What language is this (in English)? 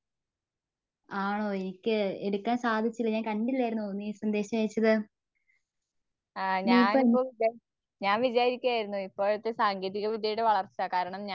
Malayalam